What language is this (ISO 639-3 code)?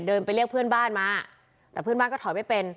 tha